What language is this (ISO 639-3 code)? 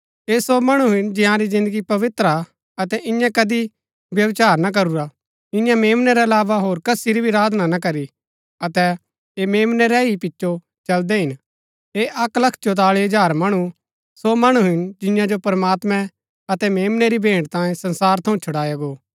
gbk